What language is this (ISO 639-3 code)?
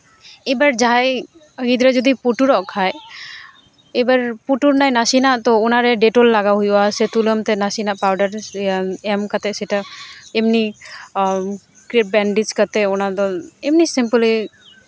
sat